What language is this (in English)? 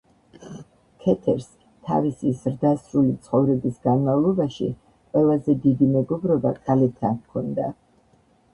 Georgian